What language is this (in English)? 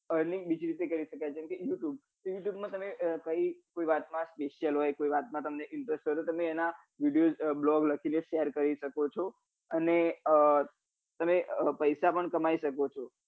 Gujarati